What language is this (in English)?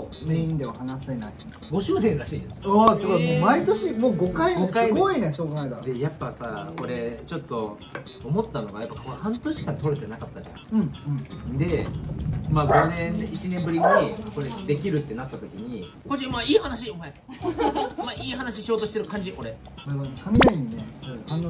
Japanese